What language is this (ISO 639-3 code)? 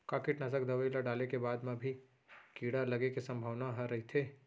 hne